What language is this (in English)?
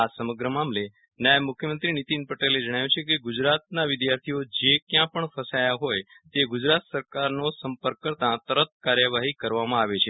Gujarati